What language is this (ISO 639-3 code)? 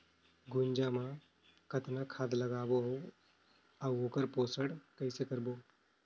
hne